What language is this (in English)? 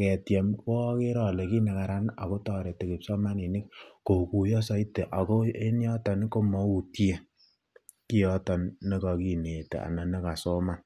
Kalenjin